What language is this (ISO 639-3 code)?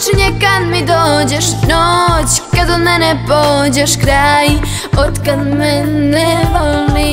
pol